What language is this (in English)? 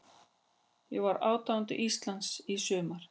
Icelandic